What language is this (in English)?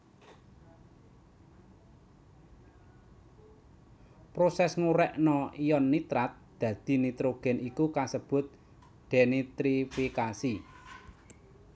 Javanese